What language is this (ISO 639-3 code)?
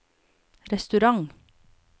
nor